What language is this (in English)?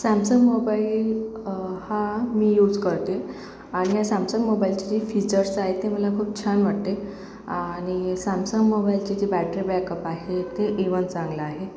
Marathi